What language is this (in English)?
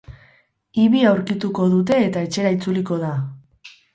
Basque